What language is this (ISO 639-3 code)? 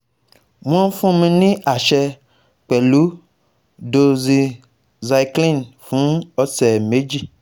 yor